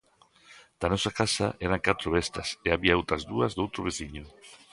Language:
Galician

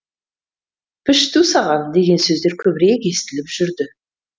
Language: Kazakh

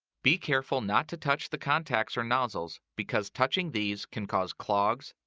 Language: English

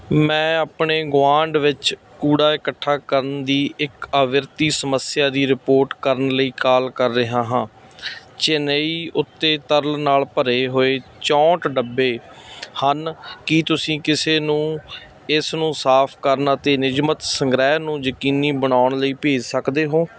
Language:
Punjabi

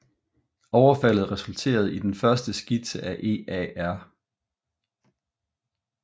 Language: Danish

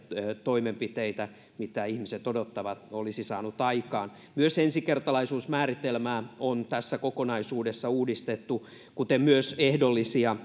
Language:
Finnish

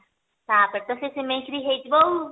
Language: Odia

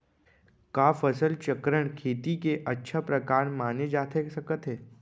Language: Chhattisgarhi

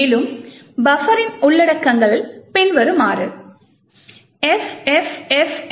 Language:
Tamil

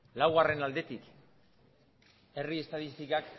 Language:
Basque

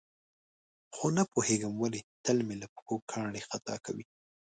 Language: Pashto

